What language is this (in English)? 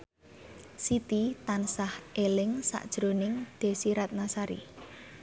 Javanese